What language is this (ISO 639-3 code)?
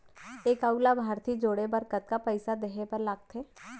hne